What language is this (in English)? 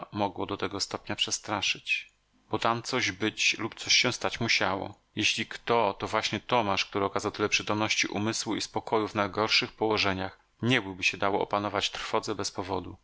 Polish